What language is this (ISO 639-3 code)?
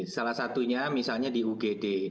ind